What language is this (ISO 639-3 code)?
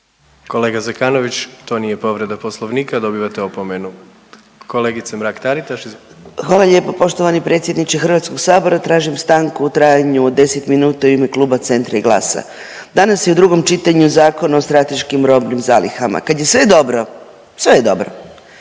hrv